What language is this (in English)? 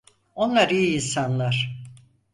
Turkish